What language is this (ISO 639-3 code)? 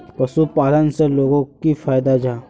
mag